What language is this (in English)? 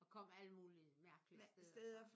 Danish